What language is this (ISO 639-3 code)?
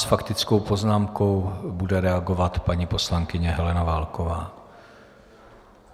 ces